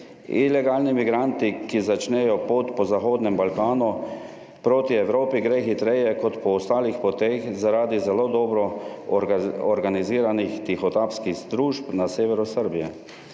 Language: Slovenian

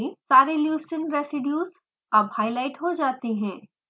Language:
Hindi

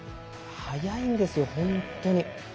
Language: Japanese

